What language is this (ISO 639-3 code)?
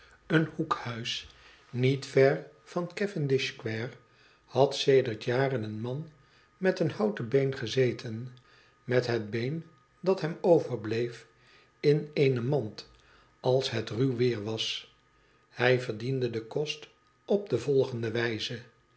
nld